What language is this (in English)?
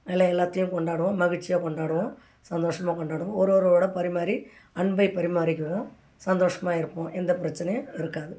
Tamil